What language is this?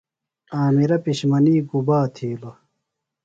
Phalura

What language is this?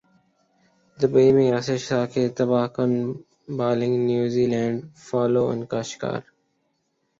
Urdu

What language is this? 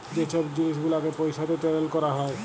Bangla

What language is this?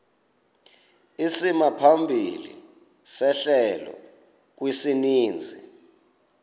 Xhosa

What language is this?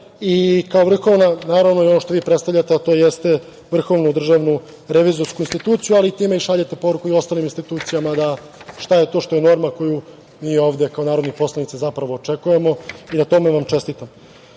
Serbian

